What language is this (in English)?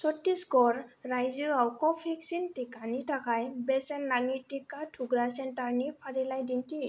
Bodo